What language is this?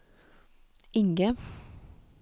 Norwegian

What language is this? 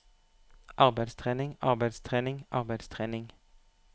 Norwegian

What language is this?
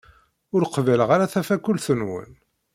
Kabyle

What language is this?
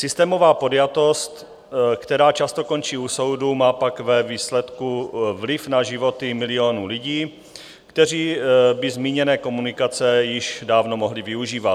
Czech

